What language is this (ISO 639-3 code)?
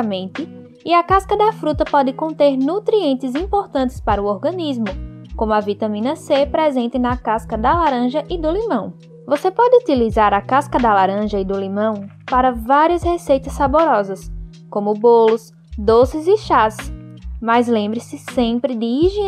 por